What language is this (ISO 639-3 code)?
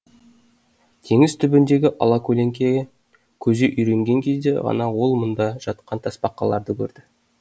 kaz